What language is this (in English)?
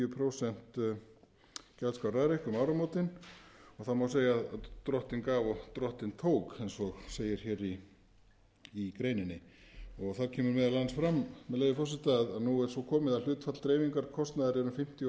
Icelandic